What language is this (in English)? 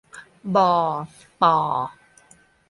Thai